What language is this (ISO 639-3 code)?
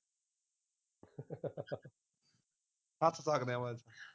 pan